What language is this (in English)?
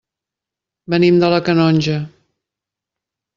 Catalan